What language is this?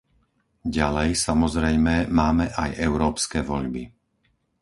Slovak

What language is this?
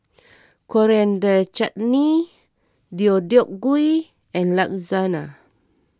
English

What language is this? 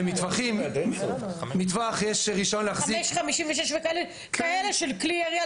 Hebrew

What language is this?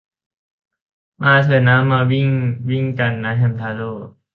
Thai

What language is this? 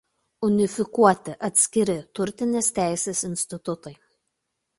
Lithuanian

